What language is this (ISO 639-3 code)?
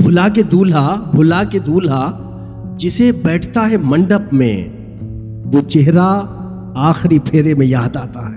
urd